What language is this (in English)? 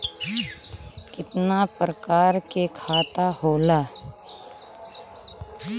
Bhojpuri